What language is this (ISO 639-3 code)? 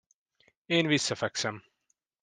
hun